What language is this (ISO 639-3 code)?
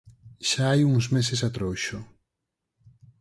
glg